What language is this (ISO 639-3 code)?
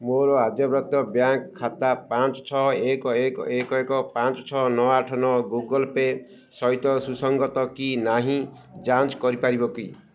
ori